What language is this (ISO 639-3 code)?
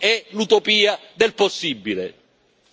ita